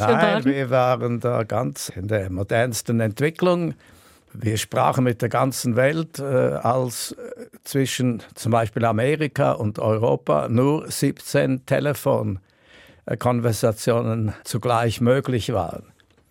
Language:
German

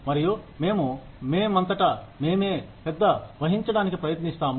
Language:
Telugu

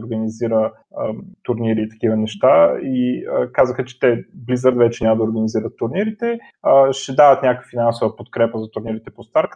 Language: Bulgarian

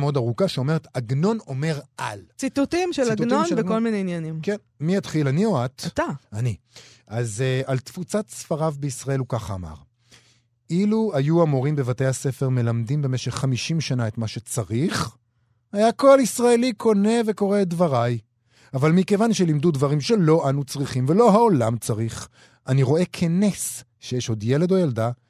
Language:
Hebrew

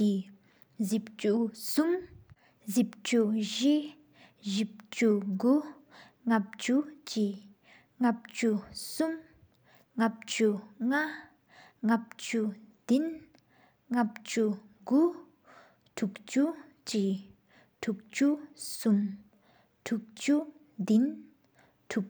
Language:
Sikkimese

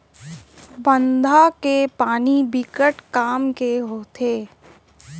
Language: Chhattisgarhi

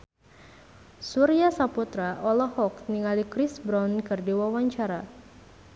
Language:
Sundanese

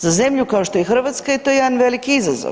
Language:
Croatian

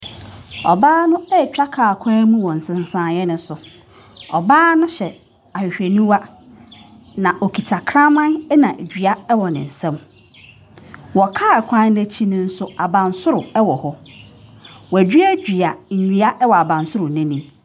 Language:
Akan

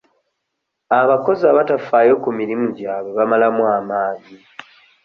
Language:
Ganda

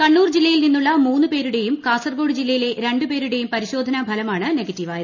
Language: Malayalam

